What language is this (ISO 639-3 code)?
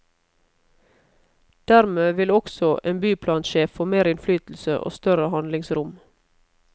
nor